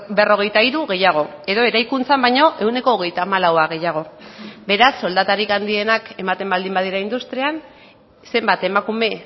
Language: Basque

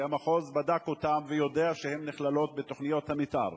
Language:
Hebrew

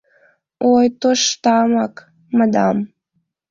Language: Mari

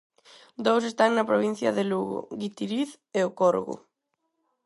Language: Galician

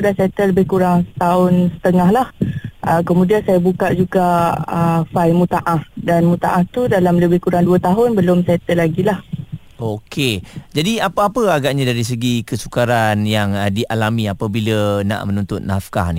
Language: Malay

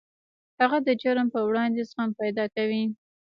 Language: Pashto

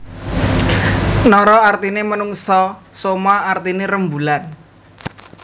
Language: Javanese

